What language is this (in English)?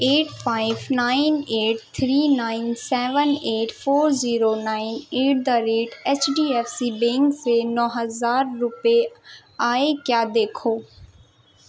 Urdu